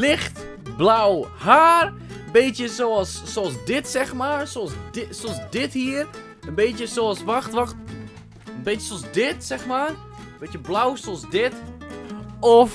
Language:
Dutch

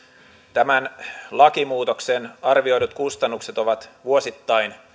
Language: Finnish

